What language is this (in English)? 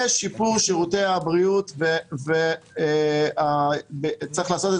Hebrew